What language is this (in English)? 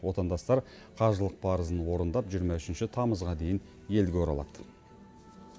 Kazakh